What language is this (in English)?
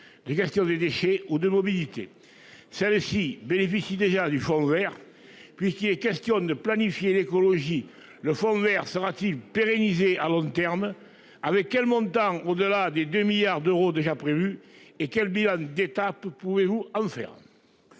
French